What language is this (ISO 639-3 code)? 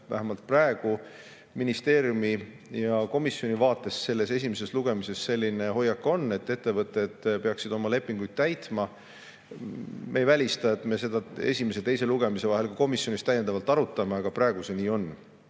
est